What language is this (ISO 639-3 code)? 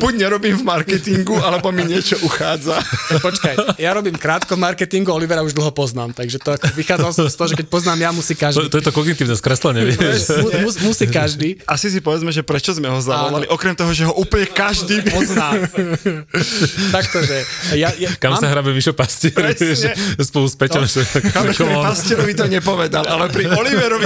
slk